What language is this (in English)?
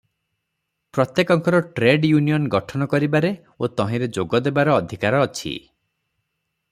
Odia